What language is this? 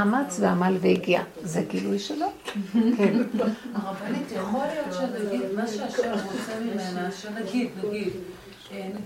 Hebrew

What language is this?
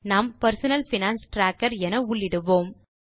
Tamil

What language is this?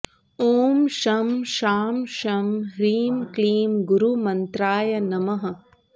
Sanskrit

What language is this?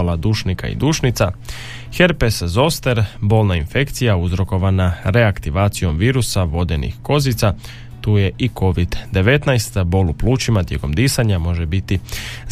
Croatian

